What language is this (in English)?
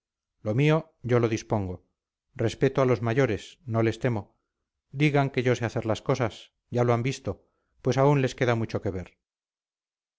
Spanish